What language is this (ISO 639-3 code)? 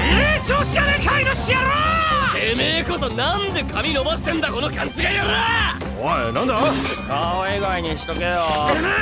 jpn